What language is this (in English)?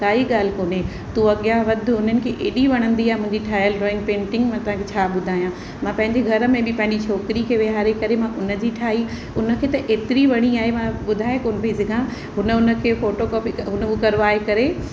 Sindhi